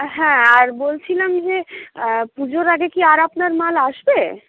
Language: Bangla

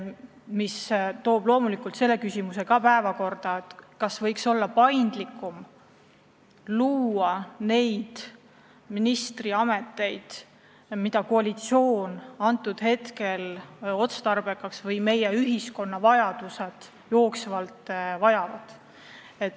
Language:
Estonian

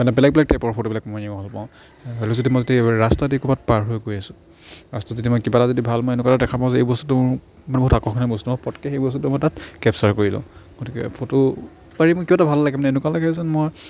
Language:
Assamese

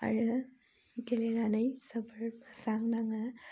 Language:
Bodo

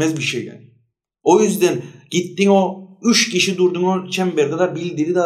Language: Turkish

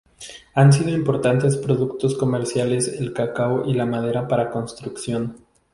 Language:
Spanish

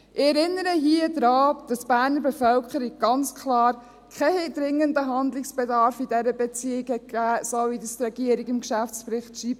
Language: Swiss German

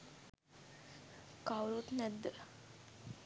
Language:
Sinhala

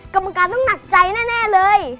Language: Thai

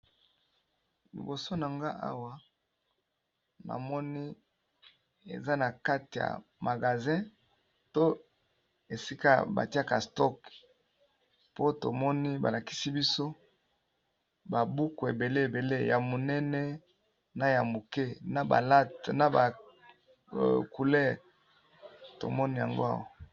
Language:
Lingala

